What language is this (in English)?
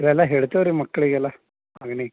Kannada